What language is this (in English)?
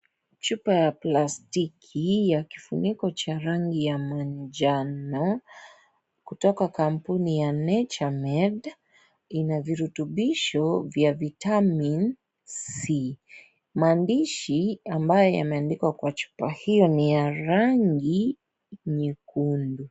Swahili